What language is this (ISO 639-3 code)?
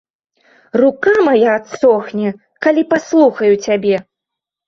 bel